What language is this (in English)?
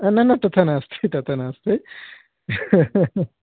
Sanskrit